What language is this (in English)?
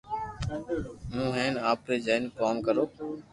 Loarki